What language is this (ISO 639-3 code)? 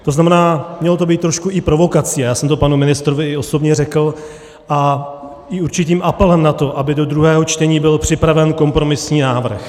ces